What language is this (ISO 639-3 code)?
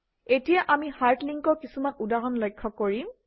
asm